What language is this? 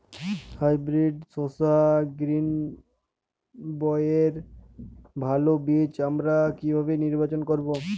Bangla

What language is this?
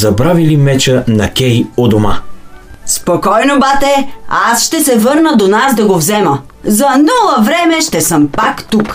Bulgarian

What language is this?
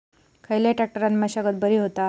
Marathi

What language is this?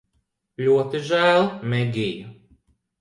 Latvian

